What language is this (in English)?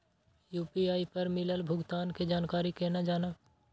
Maithili